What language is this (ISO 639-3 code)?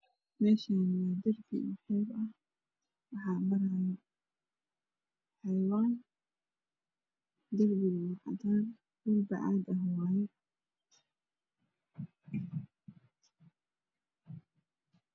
som